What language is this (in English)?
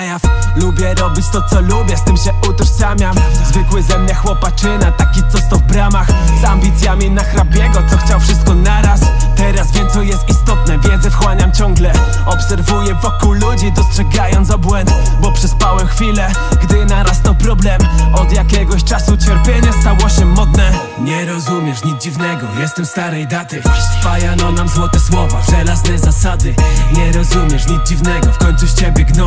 Polish